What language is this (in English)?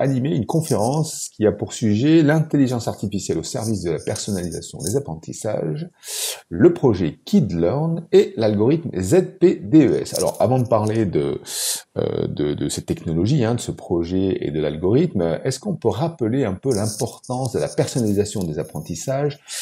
French